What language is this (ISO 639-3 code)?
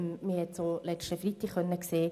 gsw